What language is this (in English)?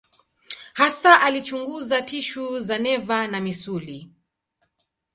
Swahili